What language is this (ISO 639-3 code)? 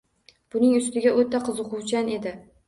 uzb